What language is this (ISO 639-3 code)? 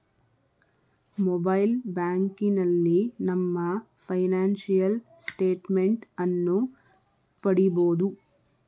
kan